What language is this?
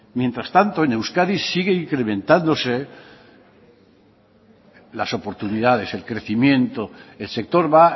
Spanish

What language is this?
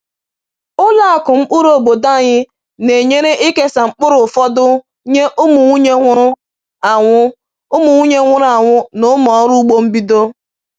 Igbo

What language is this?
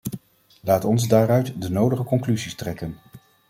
Dutch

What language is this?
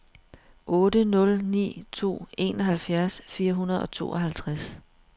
Danish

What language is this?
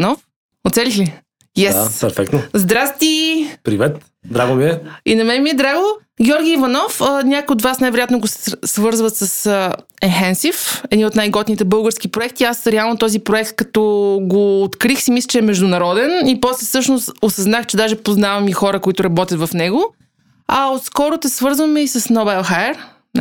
Bulgarian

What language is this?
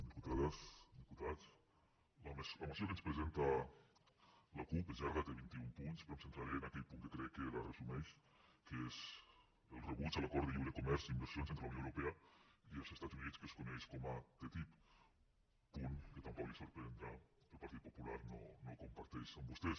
Catalan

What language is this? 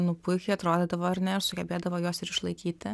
Lithuanian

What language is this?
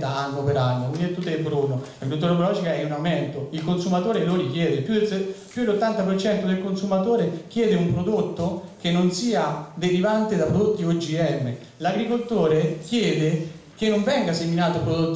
Italian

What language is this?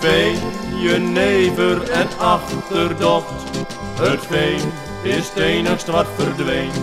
Dutch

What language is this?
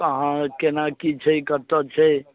Maithili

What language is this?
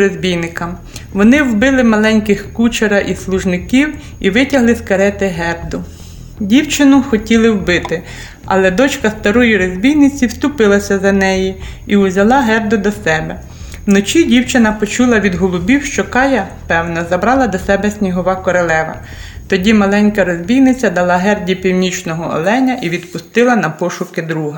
Ukrainian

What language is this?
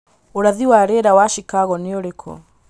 Kikuyu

